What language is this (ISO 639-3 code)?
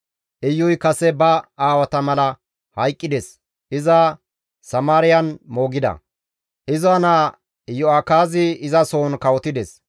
gmv